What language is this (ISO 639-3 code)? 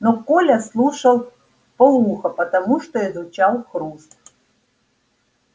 rus